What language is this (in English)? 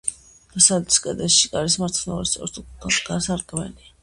Georgian